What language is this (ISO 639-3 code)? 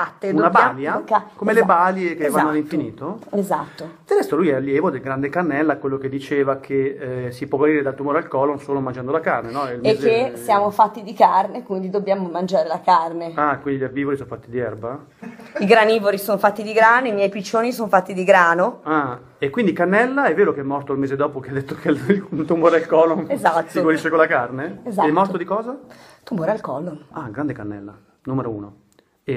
ita